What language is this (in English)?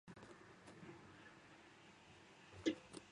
Japanese